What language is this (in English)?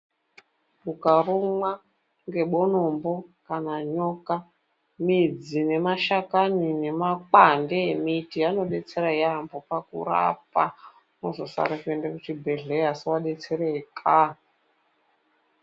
Ndau